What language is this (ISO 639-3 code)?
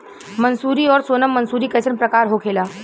bho